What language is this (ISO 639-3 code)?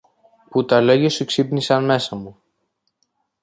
ell